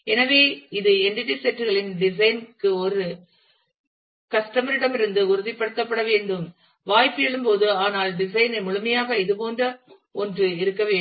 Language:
Tamil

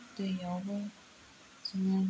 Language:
Bodo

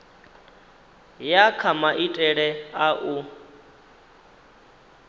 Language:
Venda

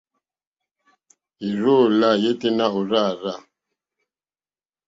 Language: Mokpwe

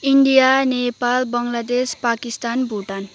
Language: Nepali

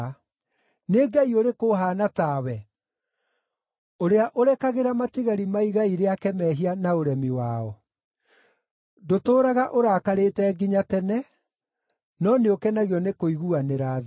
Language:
Kikuyu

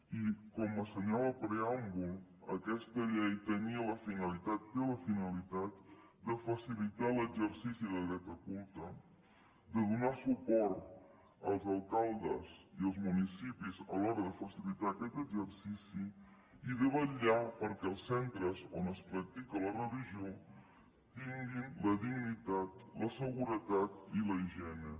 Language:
Catalan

